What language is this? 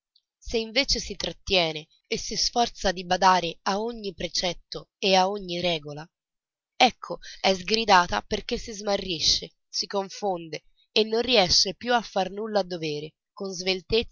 Italian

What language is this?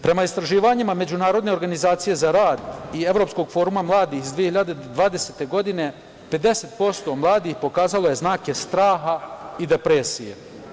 Serbian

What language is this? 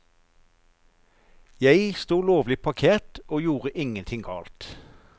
Norwegian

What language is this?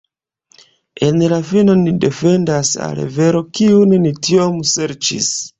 Esperanto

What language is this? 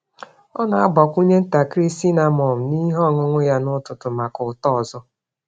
Igbo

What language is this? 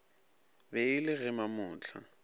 Northern Sotho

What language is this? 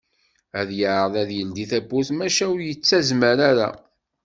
Kabyle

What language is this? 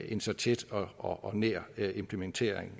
Danish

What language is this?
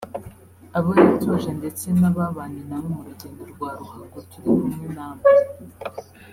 Kinyarwanda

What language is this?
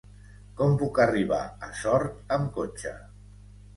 Catalan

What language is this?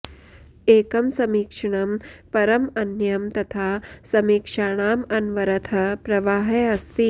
Sanskrit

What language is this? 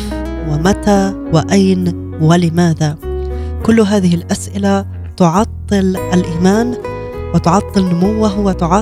Arabic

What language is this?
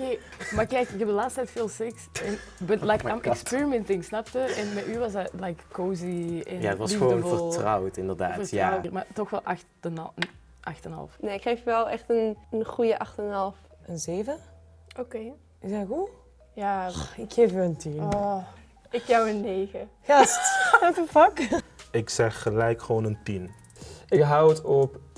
Dutch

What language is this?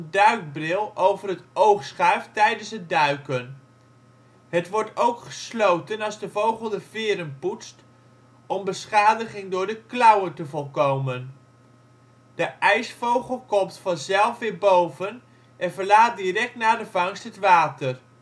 Dutch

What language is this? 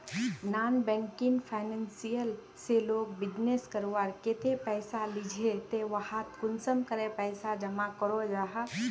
Magahi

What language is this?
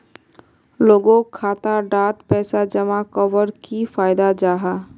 Magahi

